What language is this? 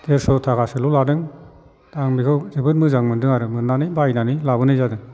Bodo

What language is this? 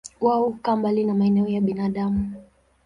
Swahili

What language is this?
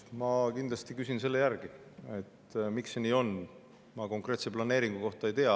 Estonian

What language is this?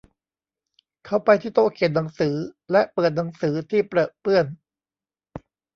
Thai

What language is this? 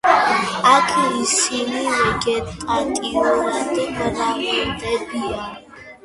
Georgian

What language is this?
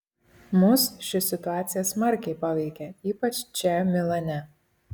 Lithuanian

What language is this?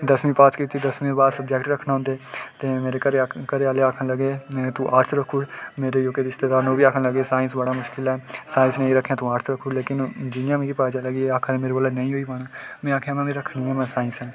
Dogri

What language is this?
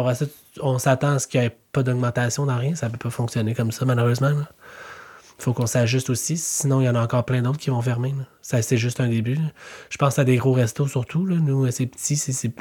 French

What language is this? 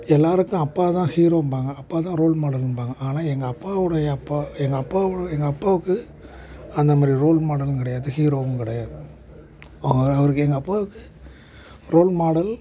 Tamil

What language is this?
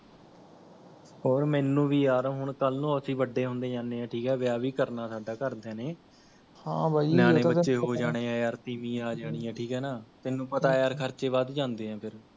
Punjabi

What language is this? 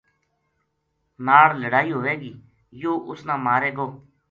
Gujari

